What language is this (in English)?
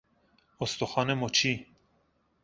Persian